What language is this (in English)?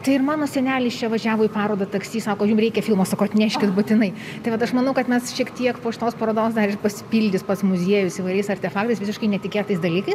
Lithuanian